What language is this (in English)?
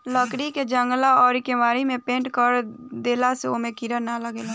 Bhojpuri